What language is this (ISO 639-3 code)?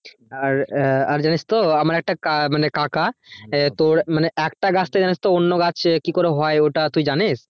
ben